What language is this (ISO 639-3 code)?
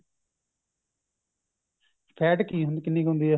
pan